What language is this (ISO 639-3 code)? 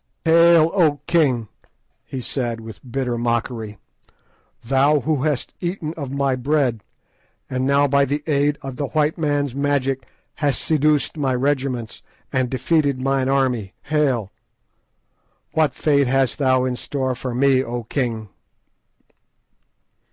eng